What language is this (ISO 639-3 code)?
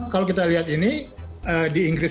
ind